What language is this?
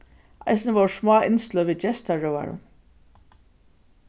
Faroese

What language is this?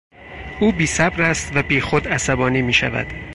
Persian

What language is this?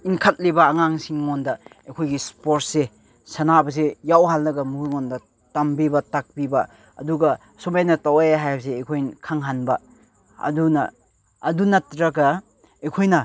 Manipuri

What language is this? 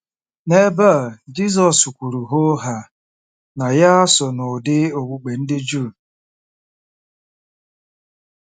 Igbo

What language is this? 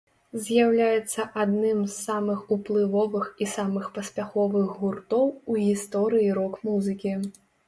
Belarusian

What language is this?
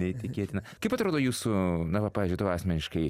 Lithuanian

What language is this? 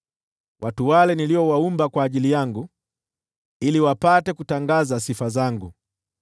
Swahili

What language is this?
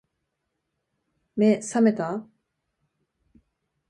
Japanese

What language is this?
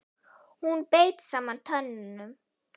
Icelandic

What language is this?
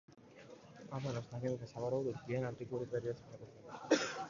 Georgian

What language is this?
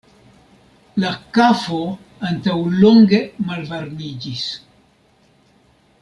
Esperanto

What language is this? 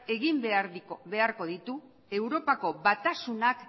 Basque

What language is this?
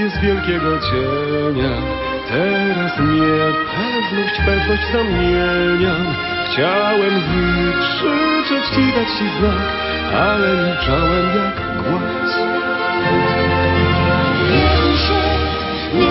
Slovak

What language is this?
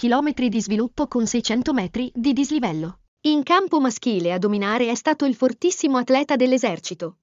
Italian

